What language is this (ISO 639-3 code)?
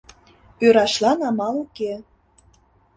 chm